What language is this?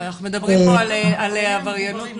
Hebrew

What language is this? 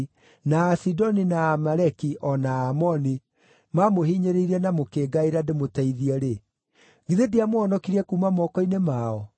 Kikuyu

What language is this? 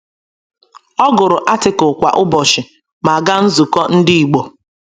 Igbo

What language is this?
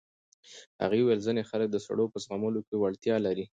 Pashto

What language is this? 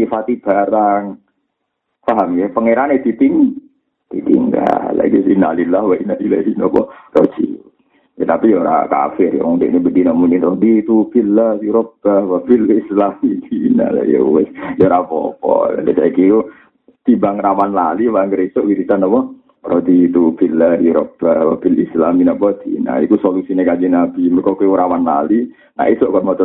Malay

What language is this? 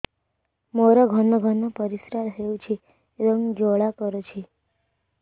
Odia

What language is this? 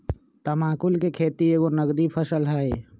Magahi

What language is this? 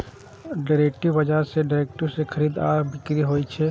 Maithili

